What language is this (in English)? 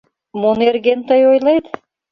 Mari